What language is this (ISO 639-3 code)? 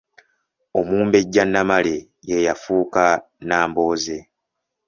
lug